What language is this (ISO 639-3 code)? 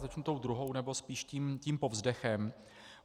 ces